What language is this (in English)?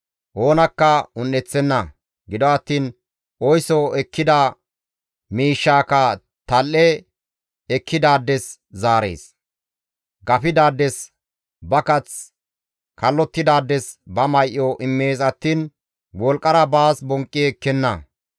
Gamo